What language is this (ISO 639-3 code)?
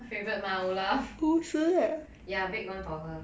eng